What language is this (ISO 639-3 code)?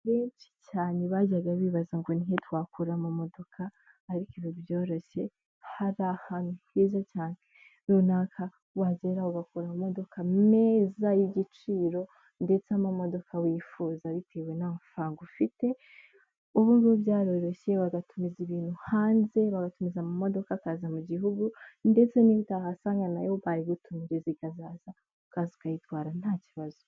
kin